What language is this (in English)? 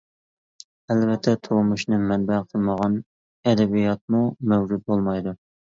Uyghur